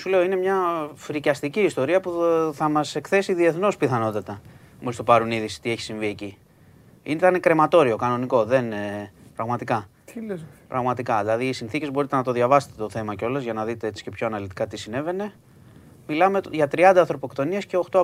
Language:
Greek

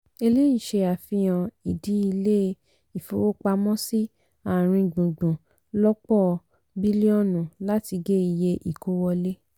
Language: Yoruba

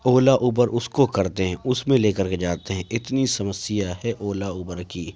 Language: Urdu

